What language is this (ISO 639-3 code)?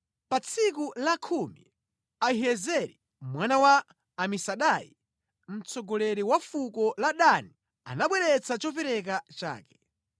nya